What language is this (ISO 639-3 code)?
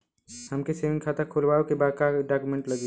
bho